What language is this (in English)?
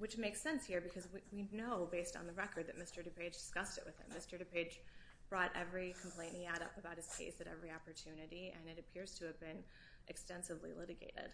English